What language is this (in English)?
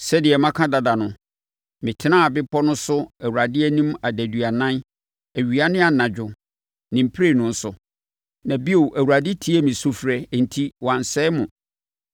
Akan